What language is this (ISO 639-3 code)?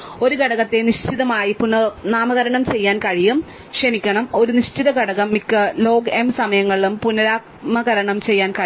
mal